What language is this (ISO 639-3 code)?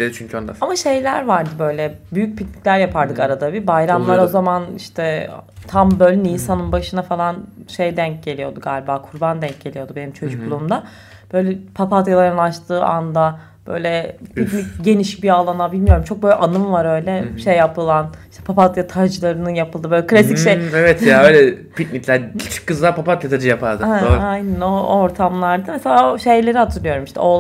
tur